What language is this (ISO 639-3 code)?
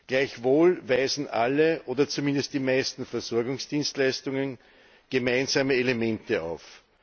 deu